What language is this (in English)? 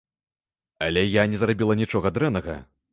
Belarusian